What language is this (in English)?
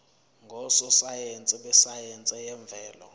Zulu